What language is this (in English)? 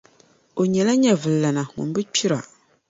Dagbani